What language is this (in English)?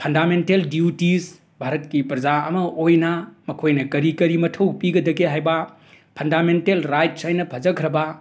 Manipuri